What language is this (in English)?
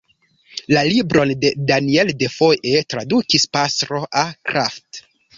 Esperanto